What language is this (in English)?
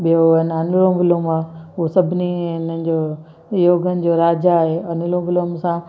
Sindhi